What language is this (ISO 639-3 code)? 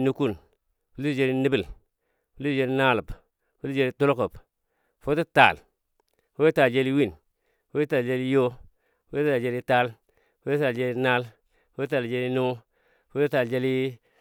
dbd